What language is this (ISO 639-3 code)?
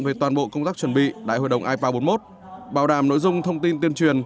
vie